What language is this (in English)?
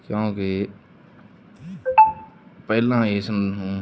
Punjabi